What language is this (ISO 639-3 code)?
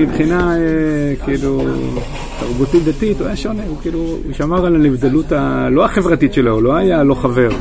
heb